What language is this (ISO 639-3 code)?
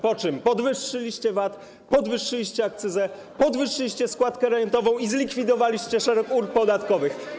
pol